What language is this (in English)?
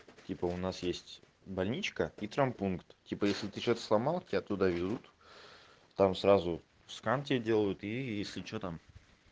Russian